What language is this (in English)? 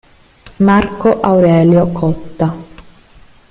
Italian